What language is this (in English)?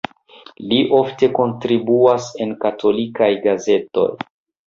Esperanto